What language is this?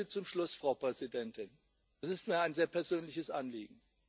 German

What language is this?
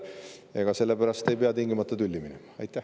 Estonian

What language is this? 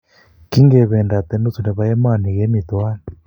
Kalenjin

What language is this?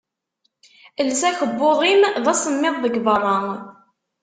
Kabyle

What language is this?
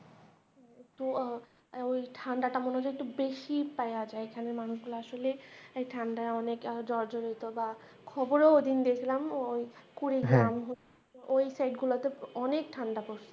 Bangla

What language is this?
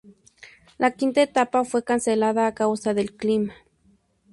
Spanish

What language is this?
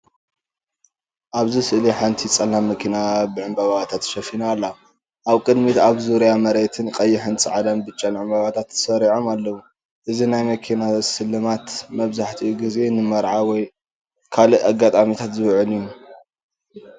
Tigrinya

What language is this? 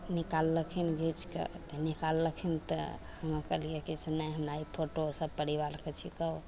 Maithili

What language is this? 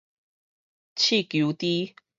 Min Nan Chinese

